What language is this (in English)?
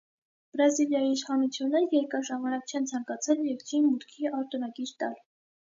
Armenian